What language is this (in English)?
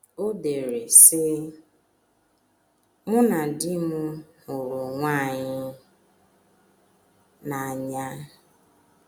Igbo